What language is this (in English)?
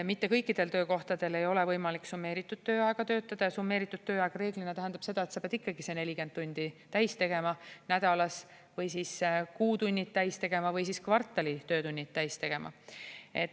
Estonian